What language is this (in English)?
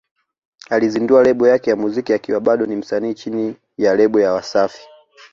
Swahili